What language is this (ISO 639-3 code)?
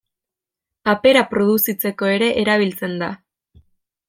eus